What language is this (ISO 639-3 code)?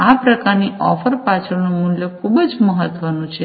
guj